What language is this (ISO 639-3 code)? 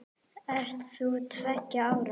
isl